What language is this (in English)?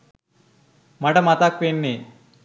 Sinhala